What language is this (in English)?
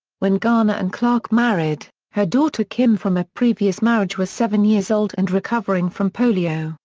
English